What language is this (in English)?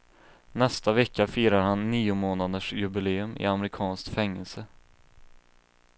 Swedish